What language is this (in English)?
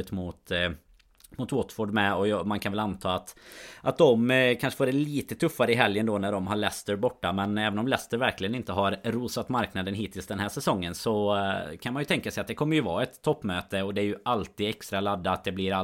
Swedish